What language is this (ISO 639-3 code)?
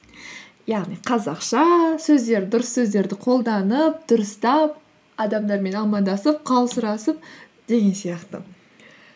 kaz